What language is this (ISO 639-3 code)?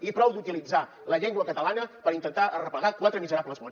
cat